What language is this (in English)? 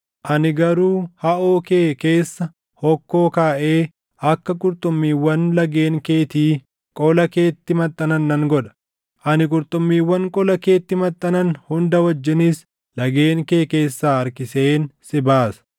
Oromo